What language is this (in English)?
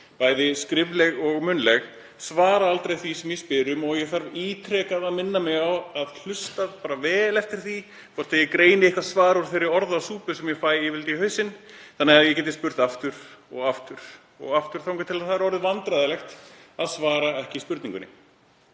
Icelandic